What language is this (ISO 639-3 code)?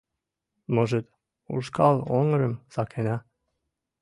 chm